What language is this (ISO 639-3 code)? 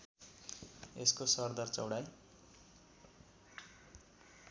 nep